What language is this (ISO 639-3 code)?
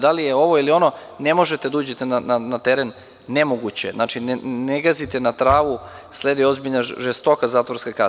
srp